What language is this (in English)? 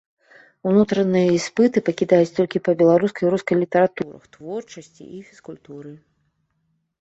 Belarusian